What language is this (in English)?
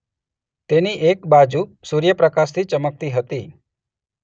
Gujarati